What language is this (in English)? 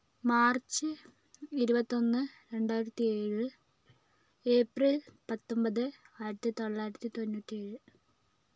Malayalam